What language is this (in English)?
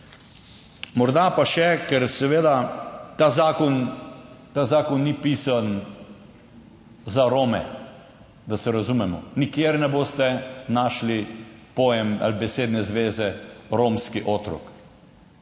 Slovenian